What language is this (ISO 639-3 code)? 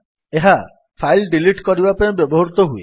ori